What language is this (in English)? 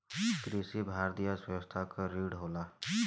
Bhojpuri